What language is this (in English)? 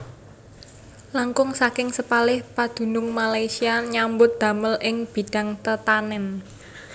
Javanese